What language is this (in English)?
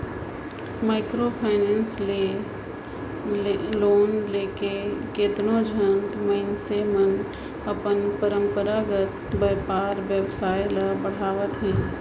Chhattisgarhi